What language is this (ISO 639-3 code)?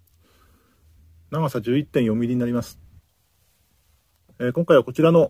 jpn